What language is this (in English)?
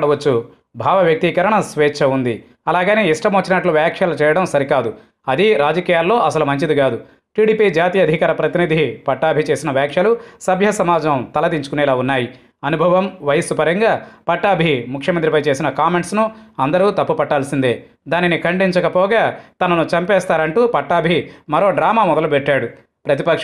Hindi